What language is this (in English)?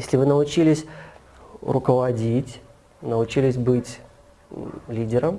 Russian